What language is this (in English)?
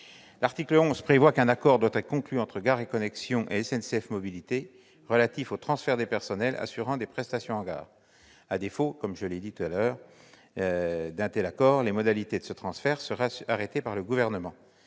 French